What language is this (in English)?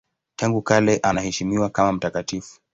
Swahili